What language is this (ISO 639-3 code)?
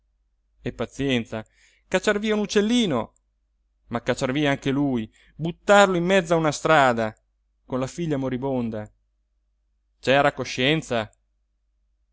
ita